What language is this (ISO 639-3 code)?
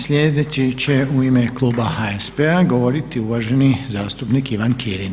hrv